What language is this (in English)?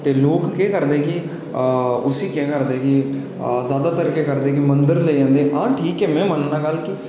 Dogri